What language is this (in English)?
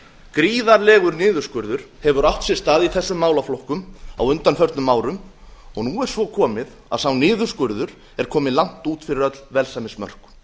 Icelandic